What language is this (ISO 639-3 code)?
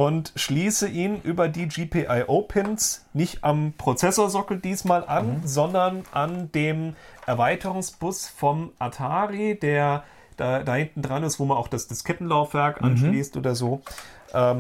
deu